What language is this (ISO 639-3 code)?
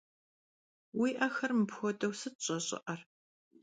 kbd